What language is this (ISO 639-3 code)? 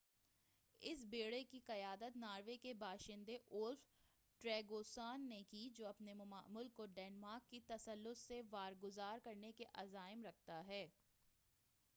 urd